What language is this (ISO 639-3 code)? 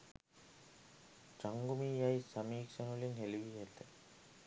sin